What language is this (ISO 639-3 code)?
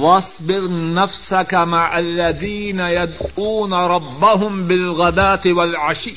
urd